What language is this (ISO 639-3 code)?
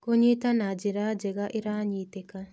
kik